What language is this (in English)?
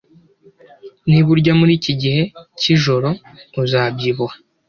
Kinyarwanda